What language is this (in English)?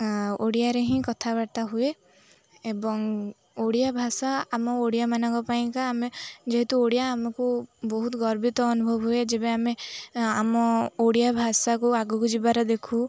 Odia